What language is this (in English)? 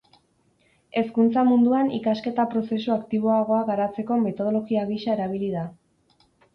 Basque